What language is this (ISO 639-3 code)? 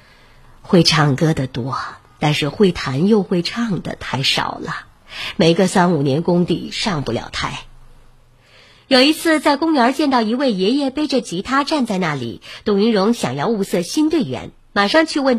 zho